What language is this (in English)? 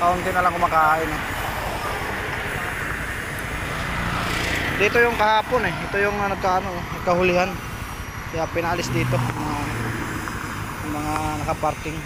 Filipino